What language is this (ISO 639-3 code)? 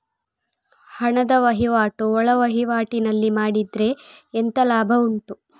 kan